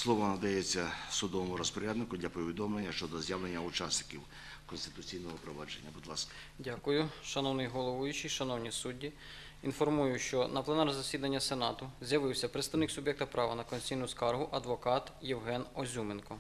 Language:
Ukrainian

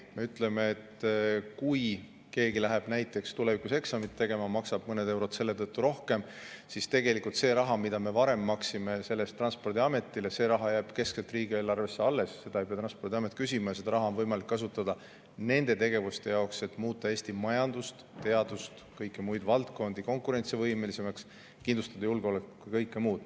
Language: Estonian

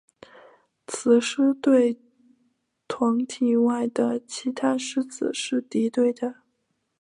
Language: Chinese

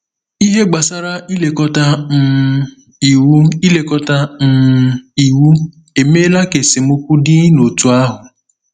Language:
Igbo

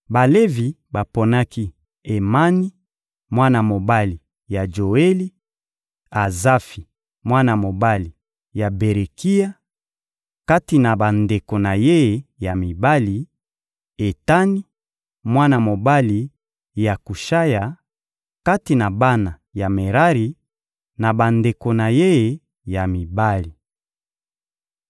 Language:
Lingala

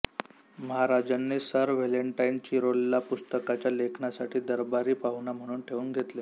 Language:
Marathi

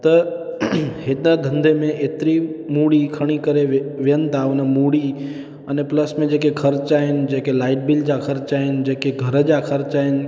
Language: Sindhi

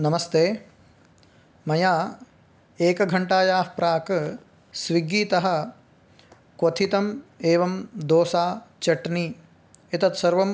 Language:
Sanskrit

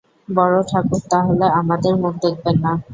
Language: Bangla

